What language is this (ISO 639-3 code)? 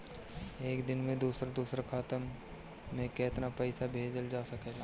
bho